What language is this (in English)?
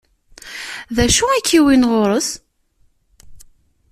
Kabyle